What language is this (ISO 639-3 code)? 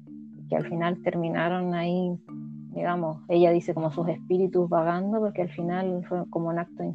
spa